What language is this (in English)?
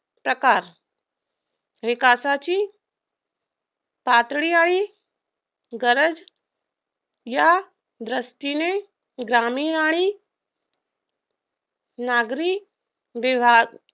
Marathi